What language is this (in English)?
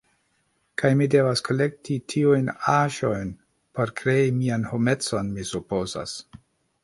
Esperanto